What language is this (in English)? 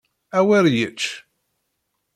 Kabyle